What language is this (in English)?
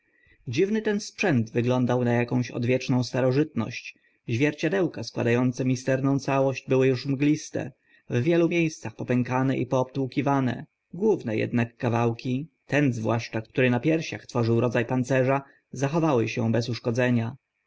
Polish